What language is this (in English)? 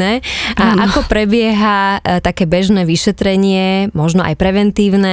Slovak